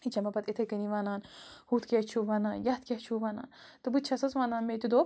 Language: Kashmiri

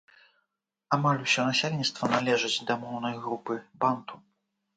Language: Belarusian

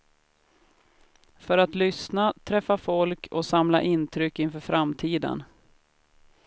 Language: Swedish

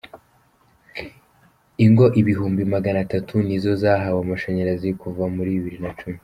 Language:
Kinyarwanda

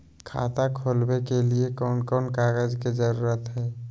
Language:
Magahi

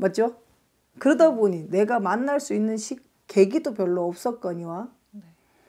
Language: Korean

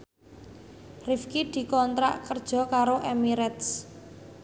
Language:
Javanese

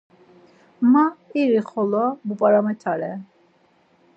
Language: Laz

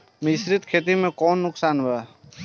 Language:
Bhojpuri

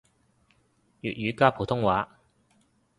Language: Cantonese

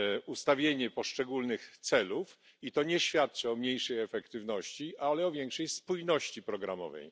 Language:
Polish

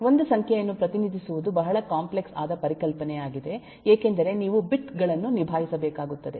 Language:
Kannada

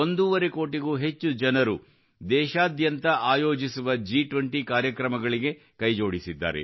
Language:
Kannada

